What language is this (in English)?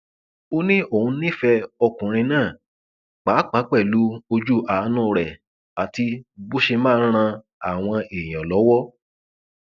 Yoruba